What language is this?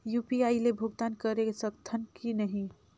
Chhattisgarhi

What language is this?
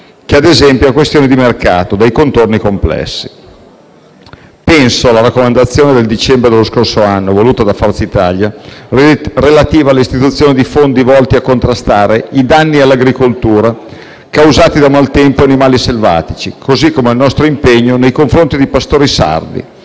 Italian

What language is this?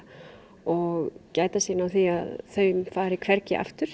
Icelandic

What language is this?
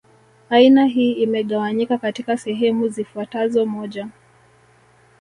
Swahili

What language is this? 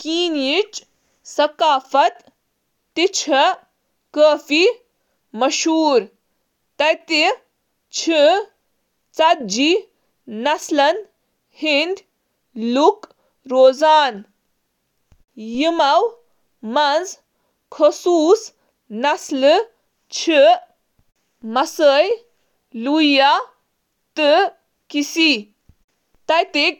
Kashmiri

